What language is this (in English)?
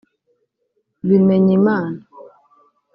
Kinyarwanda